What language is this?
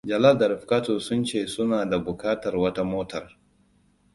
Hausa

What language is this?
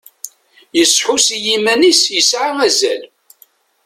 Kabyle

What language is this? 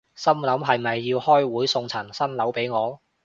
Cantonese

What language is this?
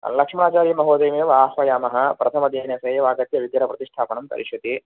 Sanskrit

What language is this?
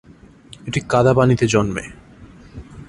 Bangla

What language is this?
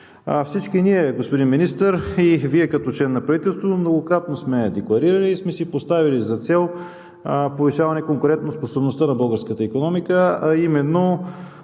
Bulgarian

